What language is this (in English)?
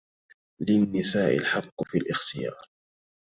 Arabic